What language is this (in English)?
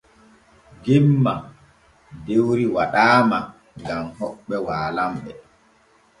Borgu Fulfulde